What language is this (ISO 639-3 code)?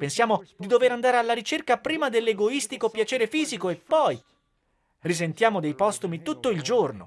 ita